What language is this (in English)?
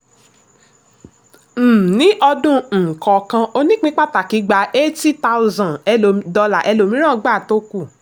Yoruba